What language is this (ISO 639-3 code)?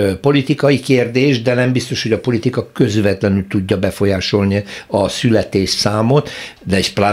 hun